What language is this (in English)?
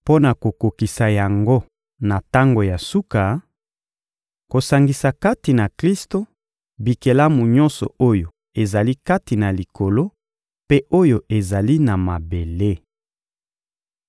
Lingala